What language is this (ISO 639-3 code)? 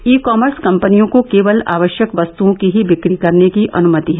hin